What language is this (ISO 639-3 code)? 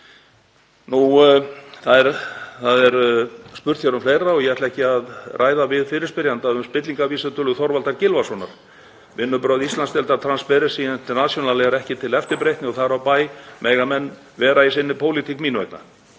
isl